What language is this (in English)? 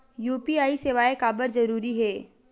Chhattisgarhi